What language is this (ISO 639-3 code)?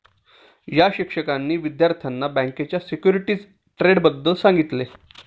mar